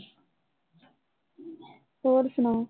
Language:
Punjabi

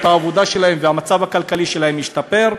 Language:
Hebrew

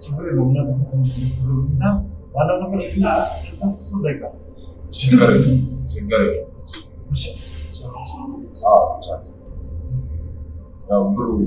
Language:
Amharic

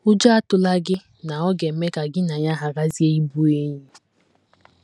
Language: Igbo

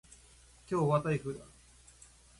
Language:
Japanese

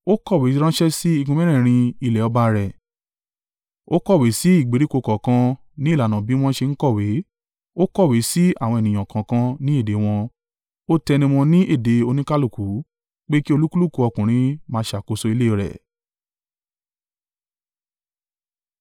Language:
Yoruba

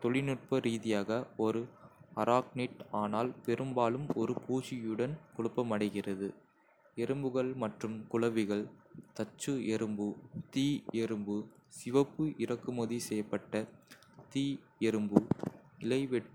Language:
Kota (India)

